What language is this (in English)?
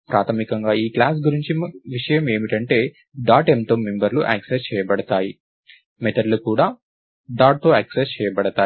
Telugu